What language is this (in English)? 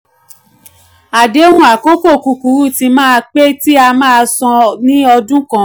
Yoruba